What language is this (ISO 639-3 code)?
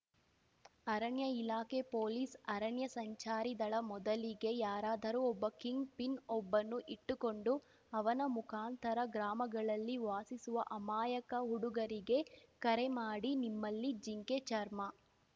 kan